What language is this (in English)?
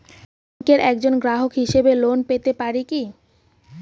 Bangla